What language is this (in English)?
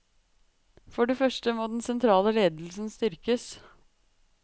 Norwegian